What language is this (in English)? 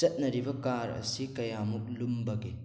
Manipuri